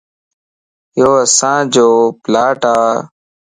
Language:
Lasi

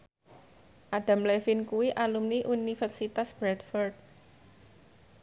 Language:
Javanese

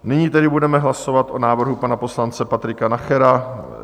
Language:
Czech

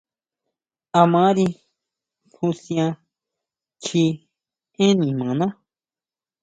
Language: Huautla Mazatec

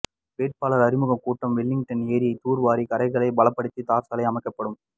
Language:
Tamil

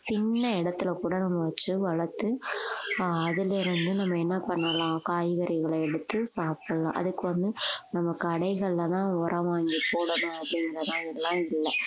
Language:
Tamil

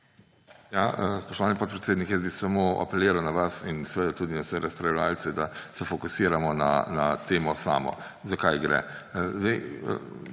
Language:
Slovenian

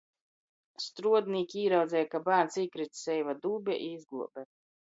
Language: Latgalian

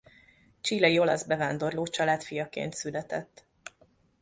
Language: Hungarian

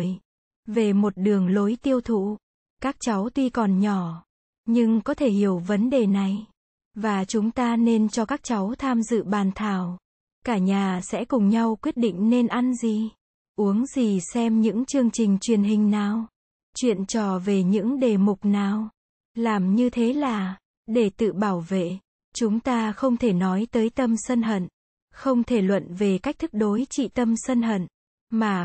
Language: Vietnamese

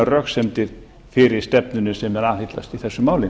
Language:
Icelandic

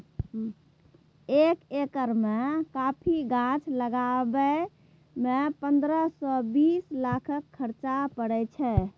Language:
Maithili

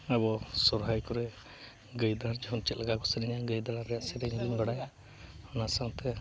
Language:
Santali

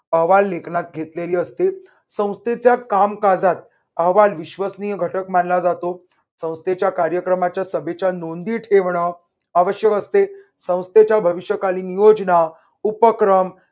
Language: Marathi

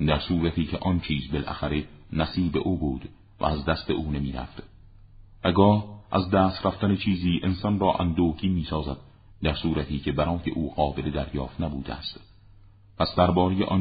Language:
Persian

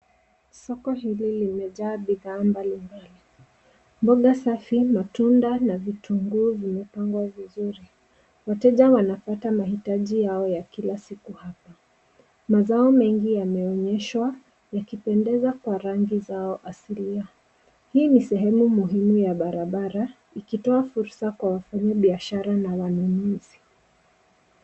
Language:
Swahili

